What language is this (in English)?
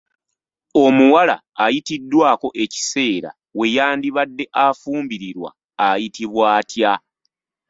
Ganda